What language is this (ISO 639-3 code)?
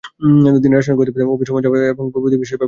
ben